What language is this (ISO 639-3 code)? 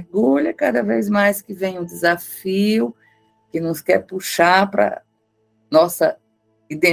por